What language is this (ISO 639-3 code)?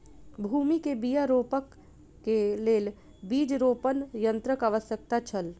mai